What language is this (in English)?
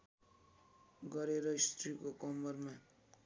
Nepali